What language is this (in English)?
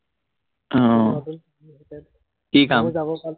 Assamese